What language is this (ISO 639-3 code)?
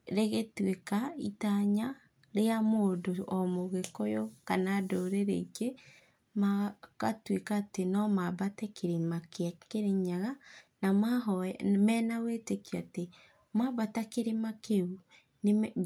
kik